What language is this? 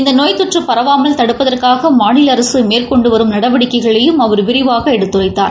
Tamil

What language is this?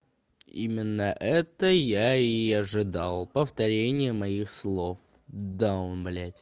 Russian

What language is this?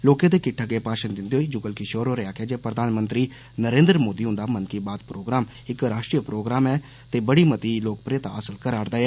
Dogri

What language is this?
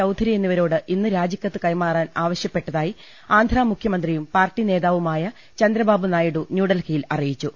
Malayalam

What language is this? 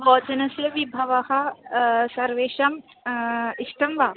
Sanskrit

